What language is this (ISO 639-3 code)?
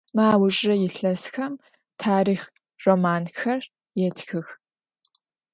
ady